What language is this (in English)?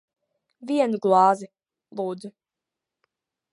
Latvian